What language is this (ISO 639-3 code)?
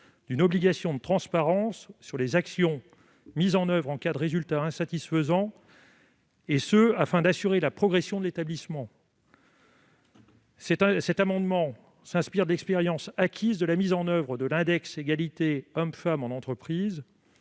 fra